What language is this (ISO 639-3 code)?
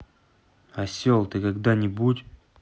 rus